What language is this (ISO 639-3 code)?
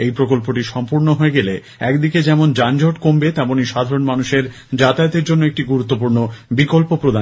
ben